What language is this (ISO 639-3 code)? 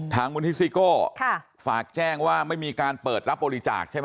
tha